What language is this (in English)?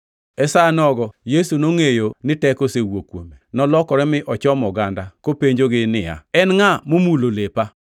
Luo (Kenya and Tanzania)